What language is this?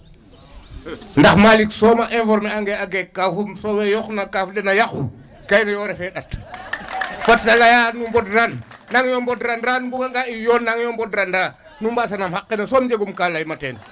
Serer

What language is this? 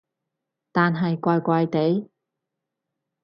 Cantonese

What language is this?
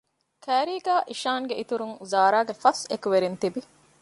Divehi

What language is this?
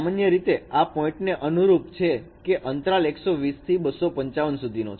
Gujarati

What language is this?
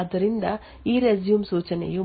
Kannada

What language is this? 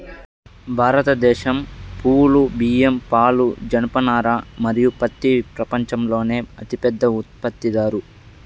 Telugu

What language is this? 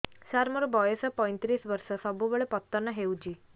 Odia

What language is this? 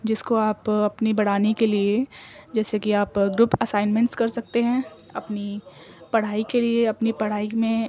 Urdu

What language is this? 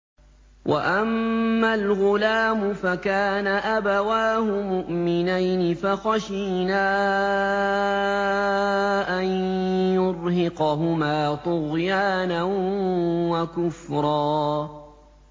Arabic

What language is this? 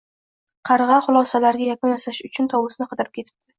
Uzbek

